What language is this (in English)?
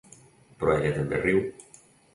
Catalan